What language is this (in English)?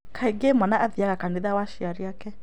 Kikuyu